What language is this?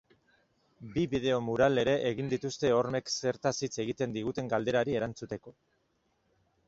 Basque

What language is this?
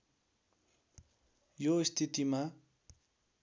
Nepali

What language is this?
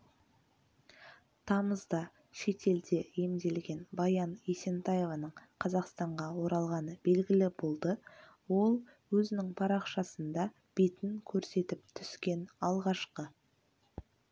Kazakh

